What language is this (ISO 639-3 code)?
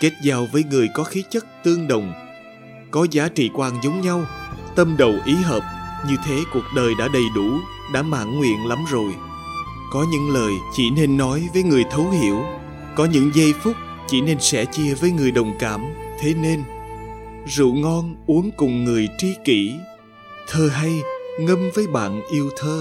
vie